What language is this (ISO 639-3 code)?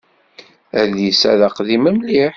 kab